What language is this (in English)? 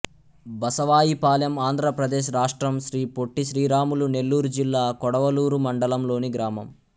Telugu